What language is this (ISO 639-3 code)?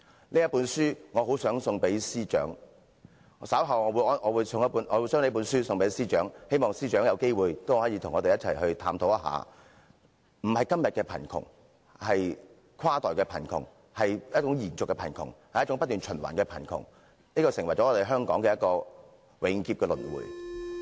yue